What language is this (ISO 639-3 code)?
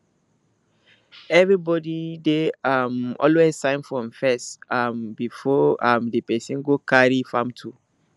pcm